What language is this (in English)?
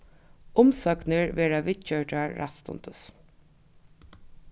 Faroese